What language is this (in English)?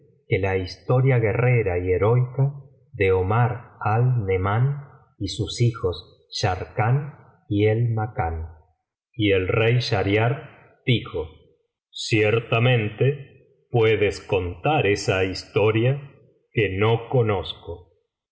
Spanish